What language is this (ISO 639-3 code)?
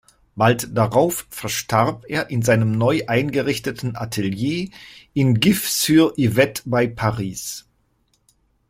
deu